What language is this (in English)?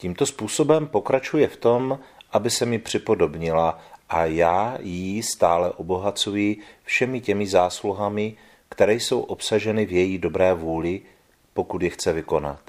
Czech